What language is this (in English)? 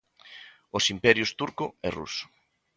Galician